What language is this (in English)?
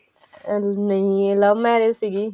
Punjabi